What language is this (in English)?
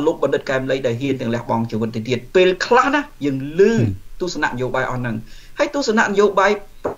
Thai